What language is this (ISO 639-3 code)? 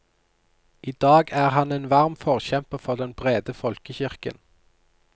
nor